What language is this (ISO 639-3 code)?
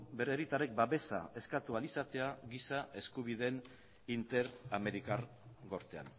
eus